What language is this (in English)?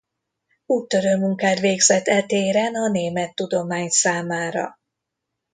Hungarian